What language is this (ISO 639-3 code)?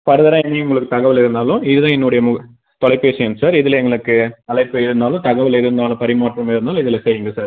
tam